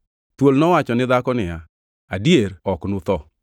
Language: Luo (Kenya and Tanzania)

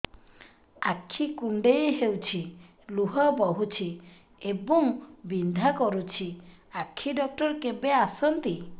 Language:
Odia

